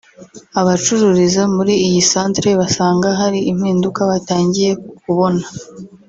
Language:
Kinyarwanda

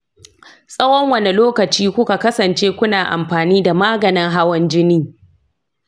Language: Hausa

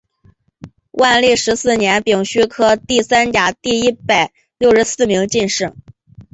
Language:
Chinese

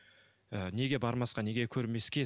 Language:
Kazakh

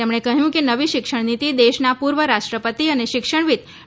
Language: Gujarati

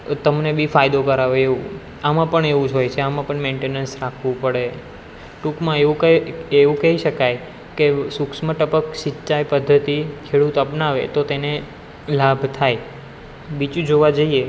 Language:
Gujarati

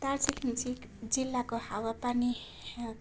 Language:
Nepali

